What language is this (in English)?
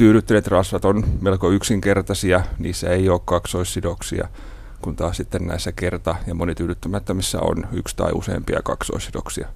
Finnish